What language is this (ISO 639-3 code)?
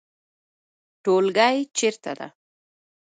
pus